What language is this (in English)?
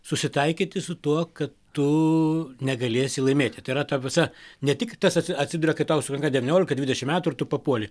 Lithuanian